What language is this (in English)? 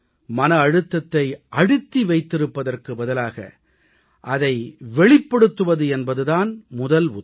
Tamil